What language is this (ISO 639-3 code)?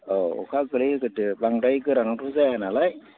brx